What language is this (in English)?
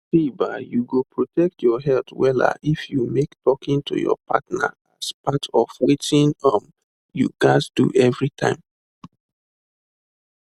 Nigerian Pidgin